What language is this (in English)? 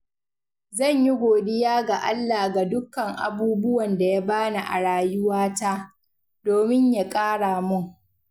Hausa